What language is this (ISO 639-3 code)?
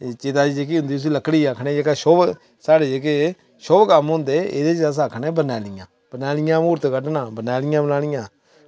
doi